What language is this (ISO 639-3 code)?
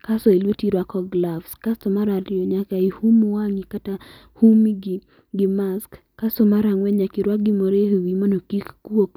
luo